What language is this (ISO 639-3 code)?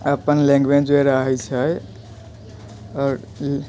mai